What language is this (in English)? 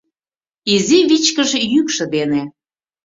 Mari